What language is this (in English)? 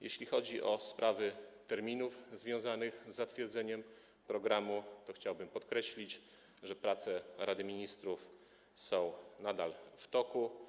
Polish